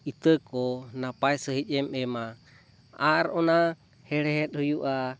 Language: Santali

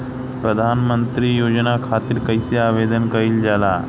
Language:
Bhojpuri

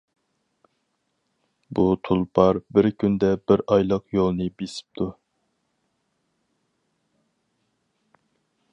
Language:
Uyghur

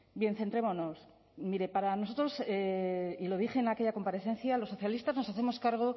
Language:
Spanish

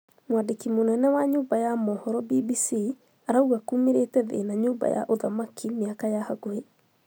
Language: Kikuyu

